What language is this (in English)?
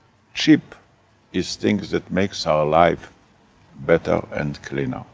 English